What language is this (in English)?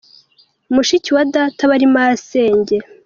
Kinyarwanda